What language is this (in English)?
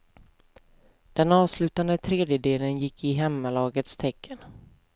Swedish